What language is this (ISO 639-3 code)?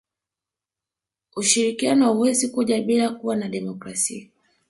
swa